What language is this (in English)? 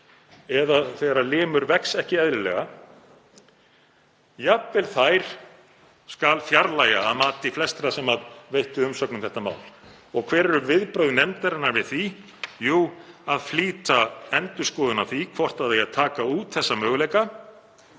Icelandic